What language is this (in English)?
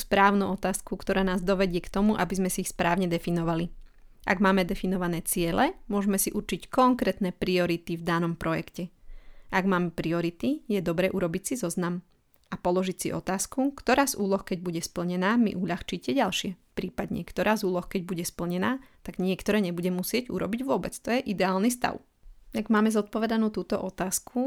Slovak